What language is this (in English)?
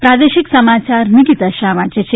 Gujarati